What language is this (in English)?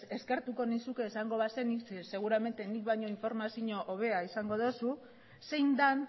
Basque